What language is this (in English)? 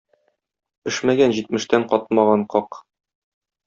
Tatar